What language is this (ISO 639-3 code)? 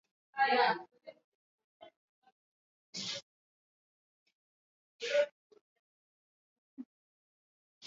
swa